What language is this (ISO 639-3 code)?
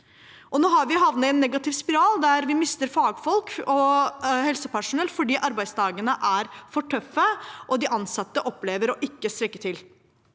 nor